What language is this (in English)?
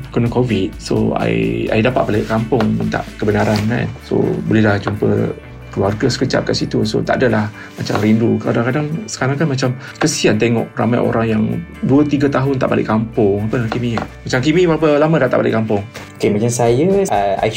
Malay